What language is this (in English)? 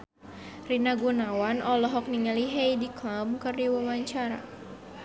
Sundanese